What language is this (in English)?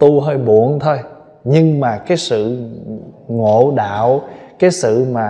Vietnamese